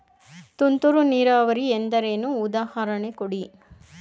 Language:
Kannada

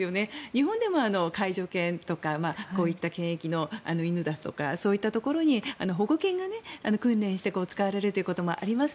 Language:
Japanese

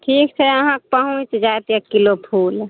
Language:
Maithili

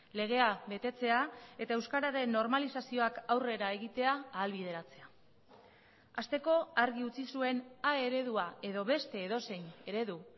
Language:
Basque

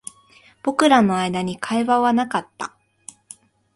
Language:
Japanese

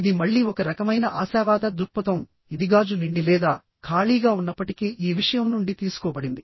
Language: Telugu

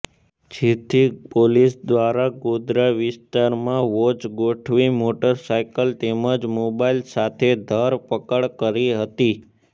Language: Gujarati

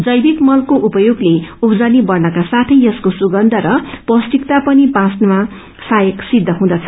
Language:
Nepali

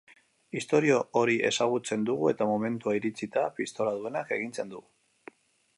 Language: Basque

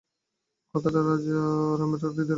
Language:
Bangla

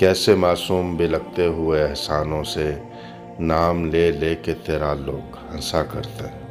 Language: Urdu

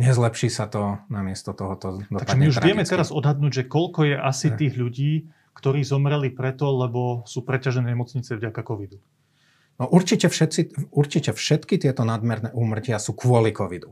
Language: Slovak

